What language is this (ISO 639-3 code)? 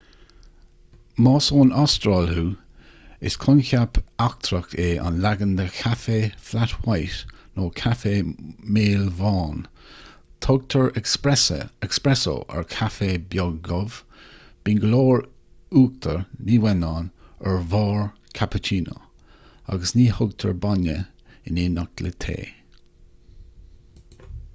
gle